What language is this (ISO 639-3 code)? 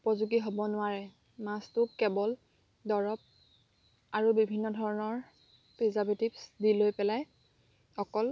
asm